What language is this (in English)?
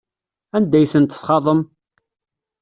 Kabyle